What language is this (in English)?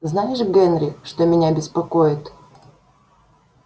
Russian